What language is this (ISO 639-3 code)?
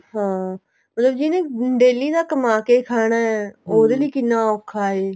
pan